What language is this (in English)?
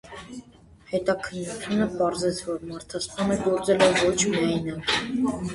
Armenian